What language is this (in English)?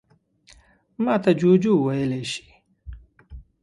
Pashto